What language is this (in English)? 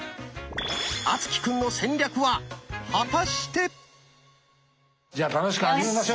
Japanese